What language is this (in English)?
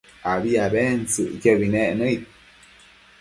Matsés